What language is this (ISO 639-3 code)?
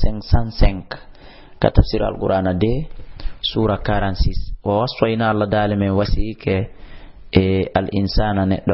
ara